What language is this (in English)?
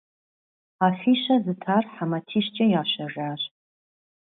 Kabardian